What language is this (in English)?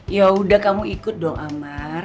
Indonesian